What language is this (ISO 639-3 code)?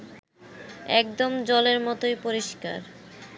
ben